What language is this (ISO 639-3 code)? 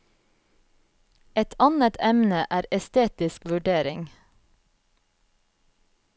nor